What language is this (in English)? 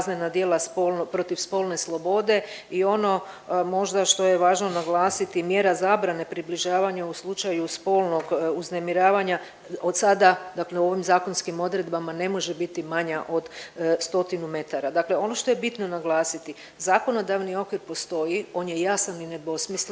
Croatian